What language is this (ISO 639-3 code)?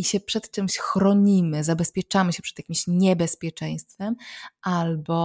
pol